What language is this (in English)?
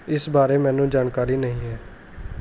Punjabi